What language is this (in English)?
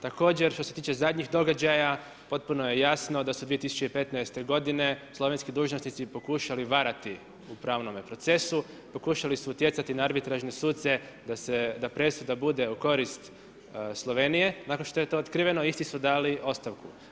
Croatian